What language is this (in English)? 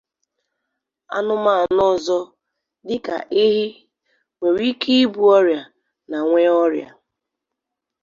Igbo